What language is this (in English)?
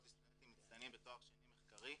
Hebrew